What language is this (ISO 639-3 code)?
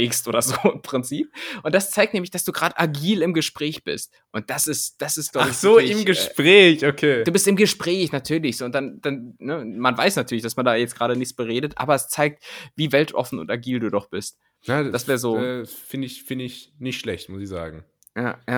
deu